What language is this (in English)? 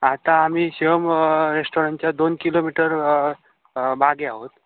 Marathi